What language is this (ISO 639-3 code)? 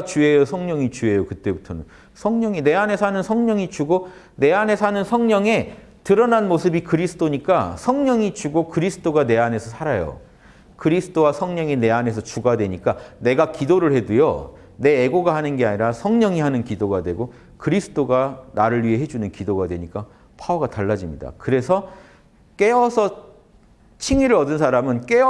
kor